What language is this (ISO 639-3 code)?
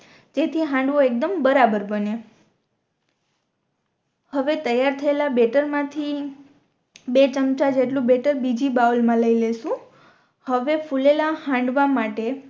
guj